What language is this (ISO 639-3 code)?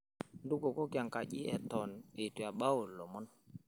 mas